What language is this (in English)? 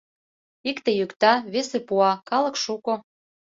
Mari